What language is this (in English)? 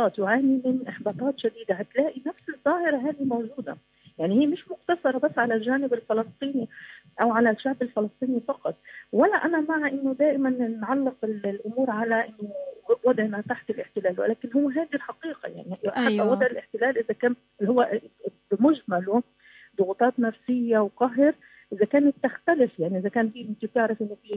Arabic